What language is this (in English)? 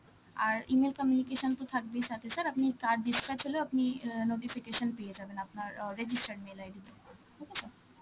Bangla